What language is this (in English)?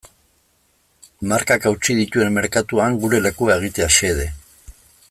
Basque